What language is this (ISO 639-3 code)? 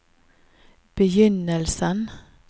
nor